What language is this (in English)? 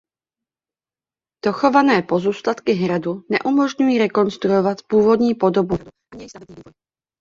Czech